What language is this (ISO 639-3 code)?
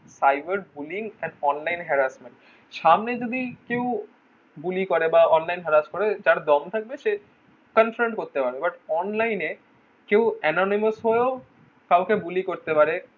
ben